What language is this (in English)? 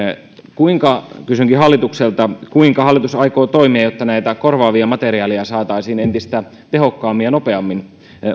Finnish